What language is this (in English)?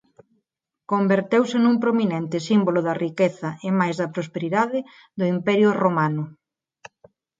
Galician